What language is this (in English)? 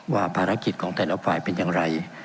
Thai